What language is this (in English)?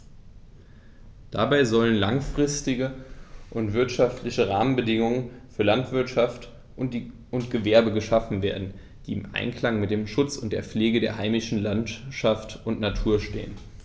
German